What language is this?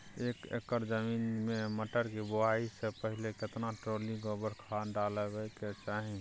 Maithili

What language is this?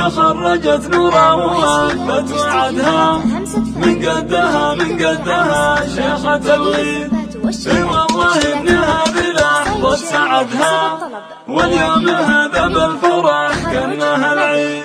Arabic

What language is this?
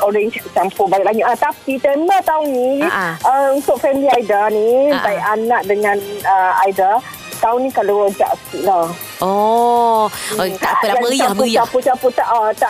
Malay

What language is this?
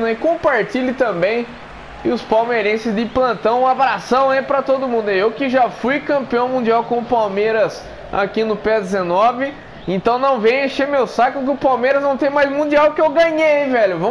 Portuguese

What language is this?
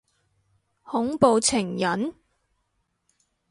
Cantonese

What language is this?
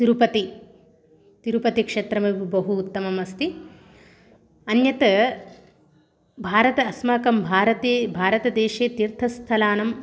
Sanskrit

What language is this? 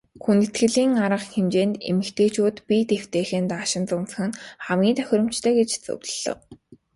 Mongolian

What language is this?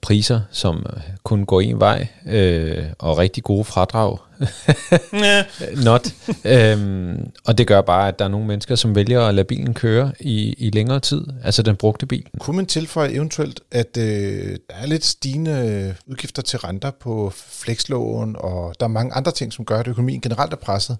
Danish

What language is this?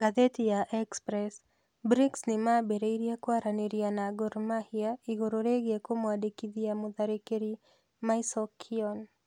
Kikuyu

